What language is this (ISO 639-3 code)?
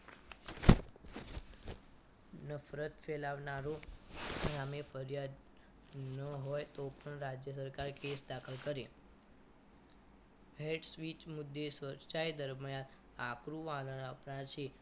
guj